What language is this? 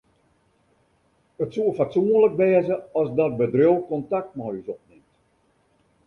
Western Frisian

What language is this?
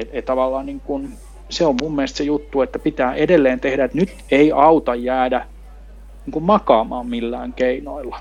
Finnish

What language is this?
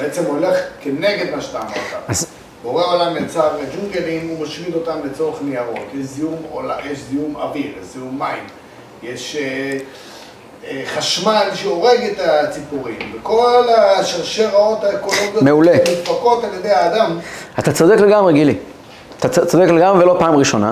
Hebrew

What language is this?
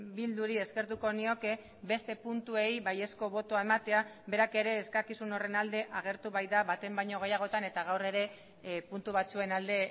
Basque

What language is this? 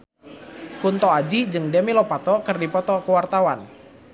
Sundanese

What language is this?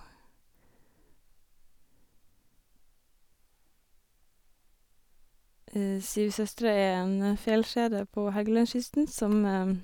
Norwegian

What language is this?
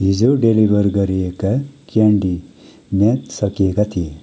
Nepali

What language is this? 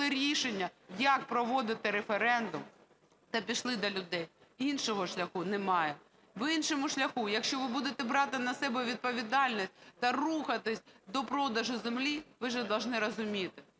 Ukrainian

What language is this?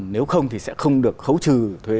Vietnamese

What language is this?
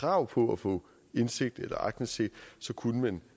Danish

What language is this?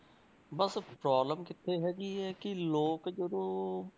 Punjabi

